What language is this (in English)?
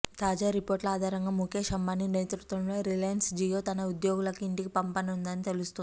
Telugu